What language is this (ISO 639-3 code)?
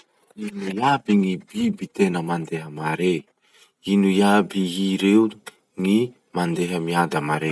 msh